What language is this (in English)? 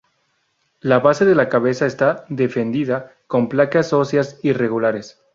Spanish